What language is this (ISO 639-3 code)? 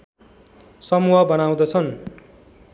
nep